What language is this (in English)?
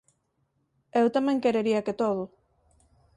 Galician